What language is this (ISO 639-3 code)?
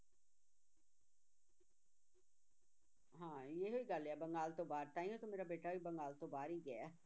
pan